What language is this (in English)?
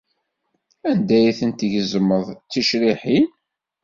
Kabyle